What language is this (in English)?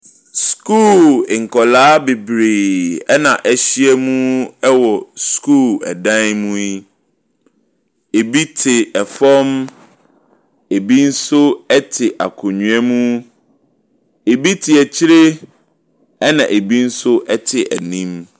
Akan